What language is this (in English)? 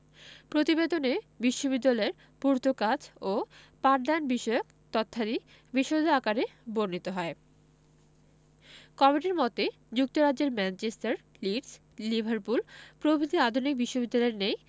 Bangla